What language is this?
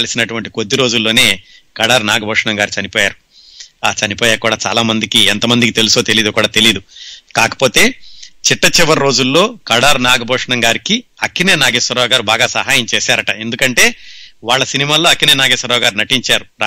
Telugu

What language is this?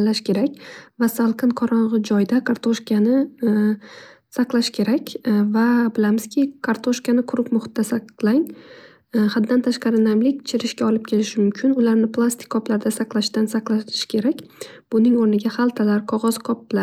Uzbek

